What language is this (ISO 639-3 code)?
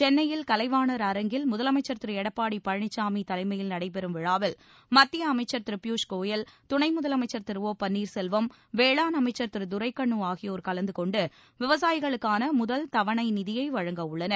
tam